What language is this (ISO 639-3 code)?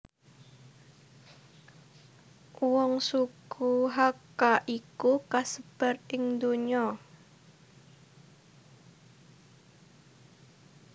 jav